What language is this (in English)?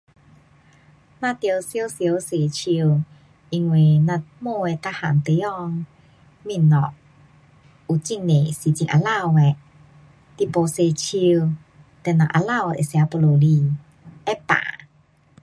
Pu-Xian Chinese